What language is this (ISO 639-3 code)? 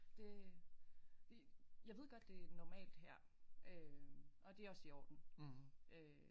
dan